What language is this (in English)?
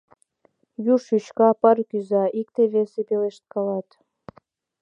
Mari